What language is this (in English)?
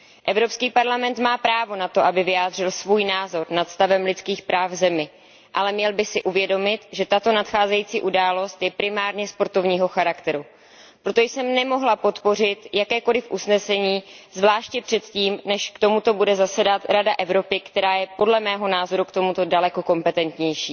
Czech